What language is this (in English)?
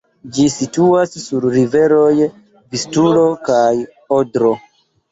Esperanto